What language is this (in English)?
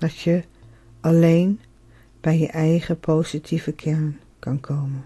Dutch